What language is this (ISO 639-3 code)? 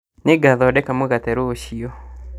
kik